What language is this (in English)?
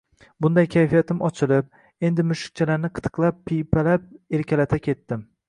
Uzbek